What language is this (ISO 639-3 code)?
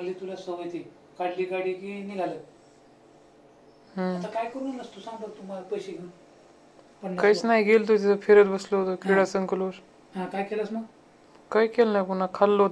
mar